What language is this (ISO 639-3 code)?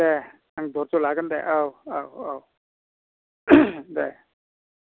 brx